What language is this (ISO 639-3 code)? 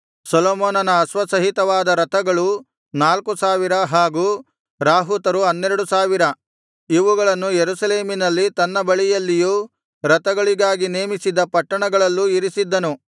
kan